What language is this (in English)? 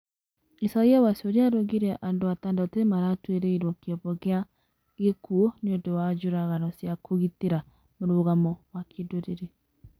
Kikuyu